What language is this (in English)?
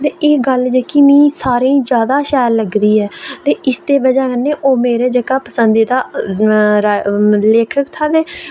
Dogri